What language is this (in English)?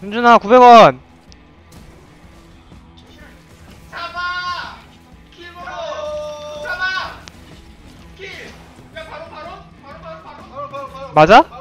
Korean